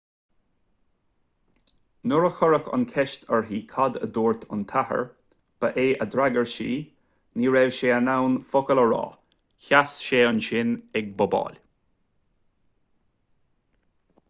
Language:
Irish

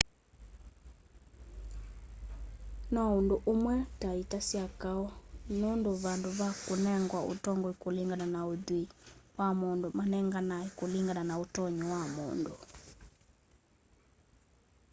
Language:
Kamba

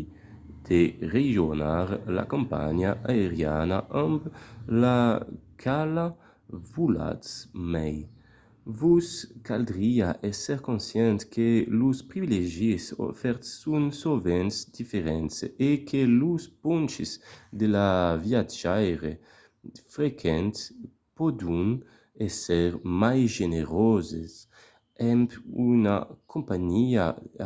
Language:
Occitan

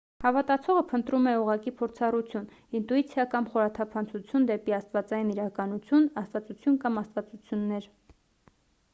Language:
Armenian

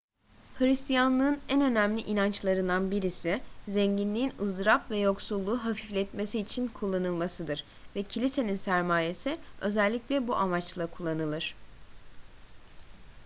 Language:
Turkish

